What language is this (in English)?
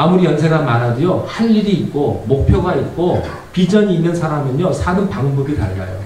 Korean